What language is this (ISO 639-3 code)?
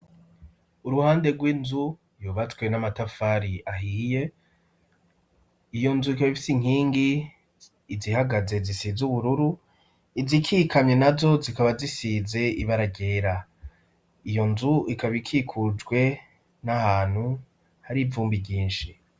run